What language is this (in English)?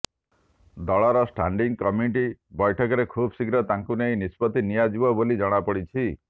Odia